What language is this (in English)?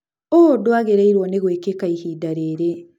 Kikuyu